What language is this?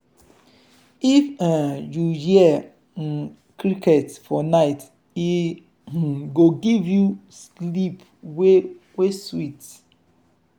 Nigerian Pidgin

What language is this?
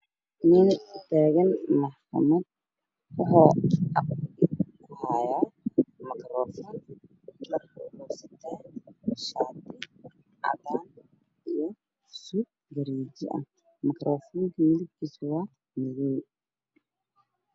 Somali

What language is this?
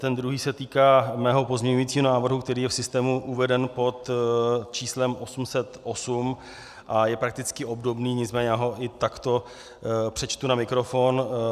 Czech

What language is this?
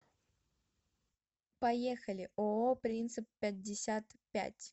Russian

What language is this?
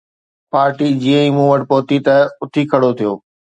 Sindhi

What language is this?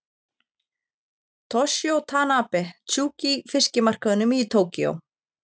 Icelandic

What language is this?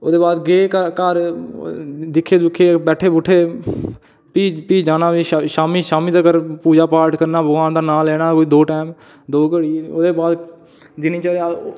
Dogri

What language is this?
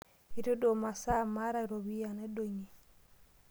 Masai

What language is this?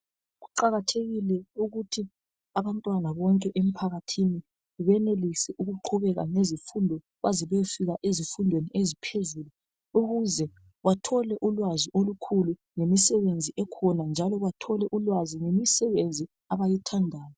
North Ndebele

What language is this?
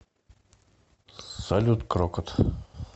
Russian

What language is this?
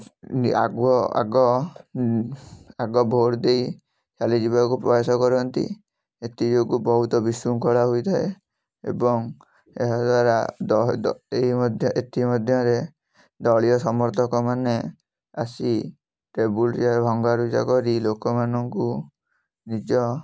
Odia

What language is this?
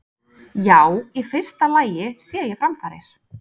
Icelandic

